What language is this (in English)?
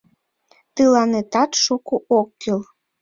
Mari